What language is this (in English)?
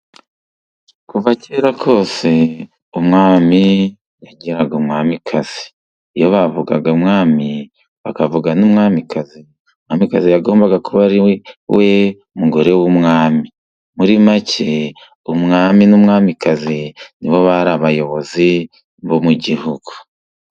Kinyarwanda